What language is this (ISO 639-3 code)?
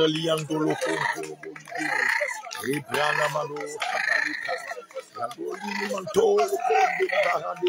fra